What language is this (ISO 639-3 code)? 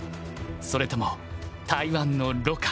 jpn